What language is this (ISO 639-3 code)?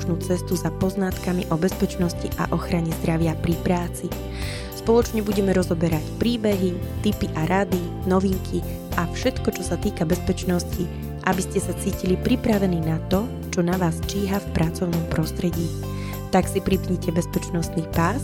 slk